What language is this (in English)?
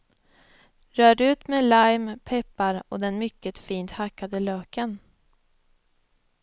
Swedish